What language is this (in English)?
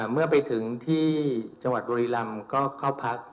Thai